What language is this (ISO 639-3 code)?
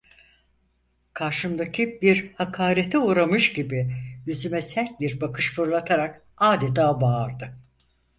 tur